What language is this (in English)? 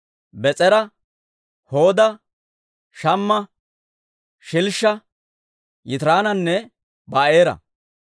Dawro